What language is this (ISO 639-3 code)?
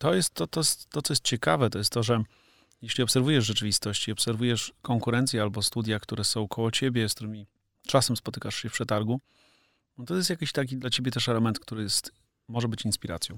pol